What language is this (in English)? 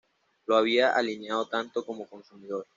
Spanish